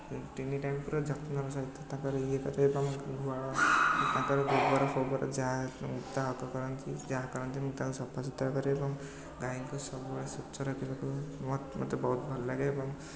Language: Odia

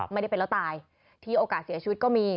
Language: Thai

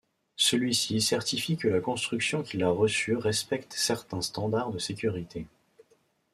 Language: French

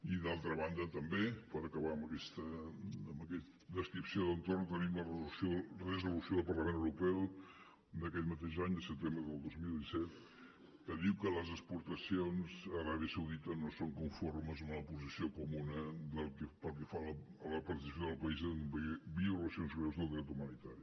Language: Catalan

